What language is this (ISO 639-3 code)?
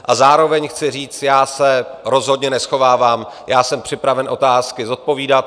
ces